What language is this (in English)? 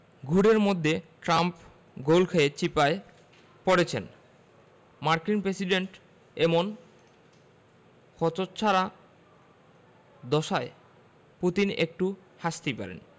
Bangla